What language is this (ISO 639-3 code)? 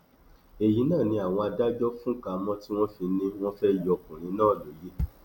yor